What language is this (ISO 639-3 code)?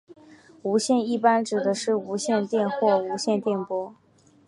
zho